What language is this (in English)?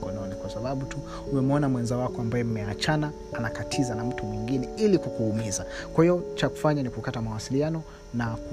Swahili